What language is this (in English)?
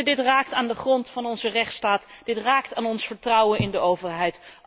Dutch